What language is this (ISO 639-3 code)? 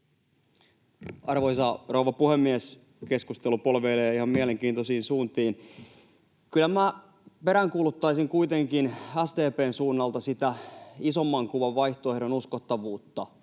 fin